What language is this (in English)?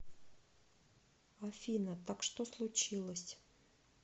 Russian